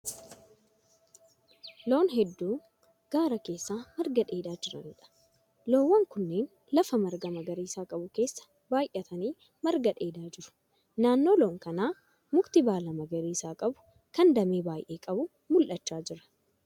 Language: Oromo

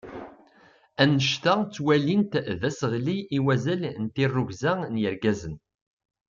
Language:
Kabyle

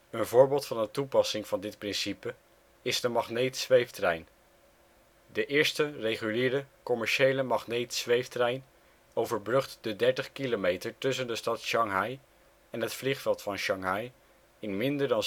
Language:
Dutch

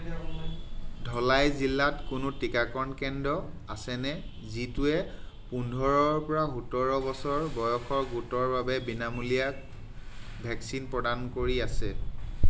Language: Assamese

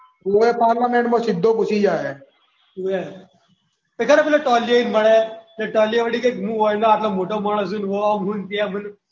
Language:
Gujarati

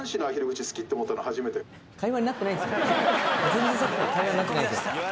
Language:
Japanese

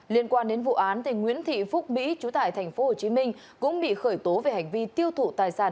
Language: Vietnamese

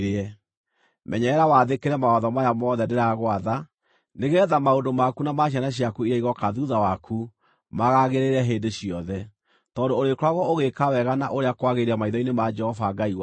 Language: Kikuyu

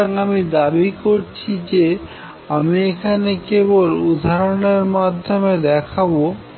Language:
Bangla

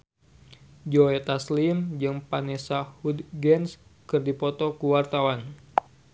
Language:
Sundanese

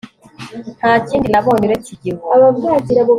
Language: Kinyarwanda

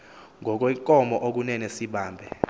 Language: Xhosa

